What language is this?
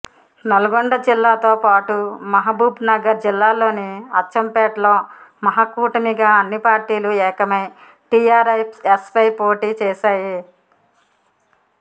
Telugu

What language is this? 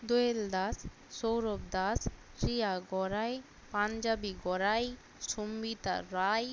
Bangla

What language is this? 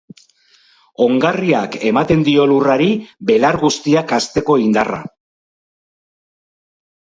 Basque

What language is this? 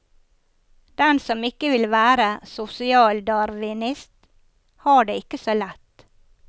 Norwegian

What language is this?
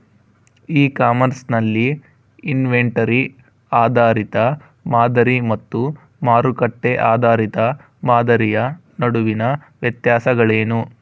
Kannada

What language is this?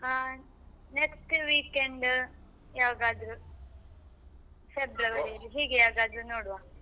Kannada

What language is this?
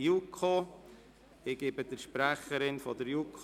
Swiss German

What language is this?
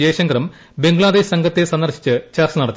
Malayalam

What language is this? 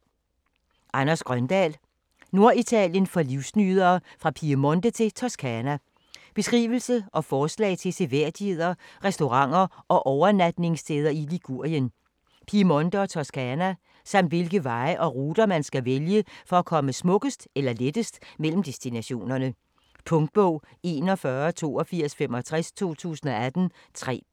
Danish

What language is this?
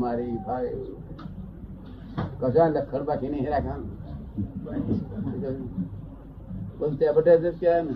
Gujarati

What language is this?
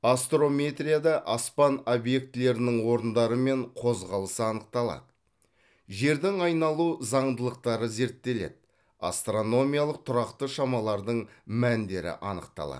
Kazakh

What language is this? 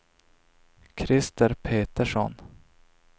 Swedish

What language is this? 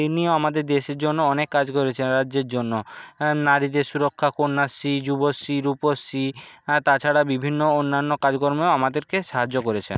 Bangla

